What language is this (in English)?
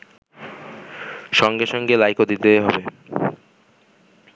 Bangla